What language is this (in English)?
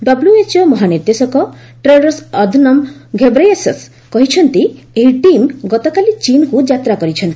Odia